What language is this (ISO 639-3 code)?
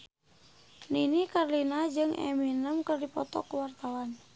sun